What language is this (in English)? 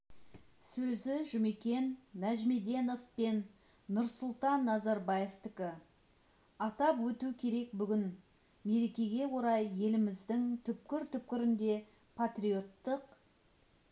Kazakh